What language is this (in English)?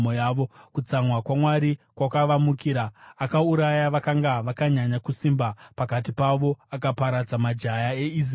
Shona